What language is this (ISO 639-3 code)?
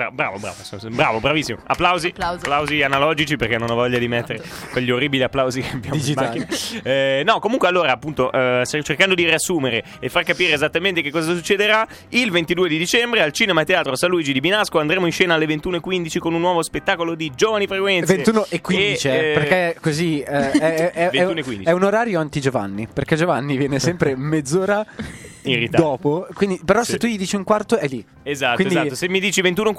ita